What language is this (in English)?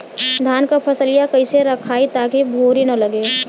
Bhojpuri